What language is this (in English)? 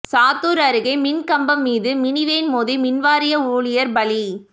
Tamil